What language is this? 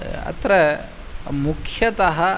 Sanskrit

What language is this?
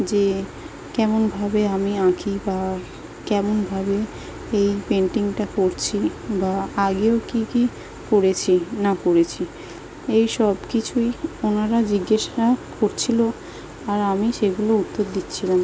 Bangla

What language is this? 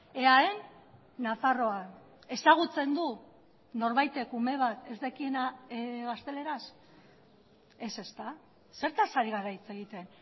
Basque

